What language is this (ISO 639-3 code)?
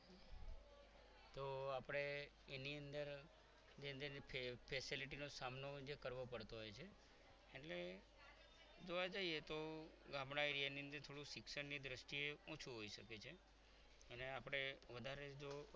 guj